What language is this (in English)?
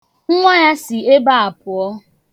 Igbo